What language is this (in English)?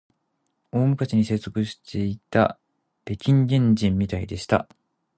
Japanese